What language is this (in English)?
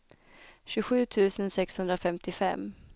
Swedish